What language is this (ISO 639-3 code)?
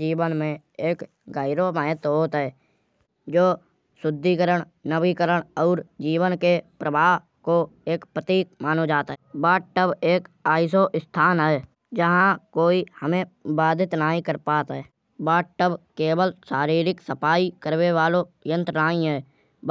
bjj